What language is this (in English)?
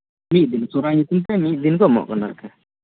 Santali